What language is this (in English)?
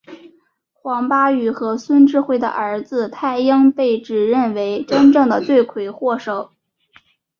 Chinese